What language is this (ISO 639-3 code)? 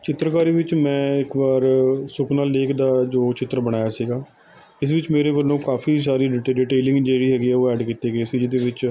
pan